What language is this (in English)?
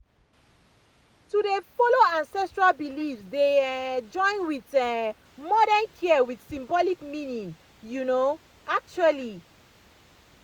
Nigerian Pidgin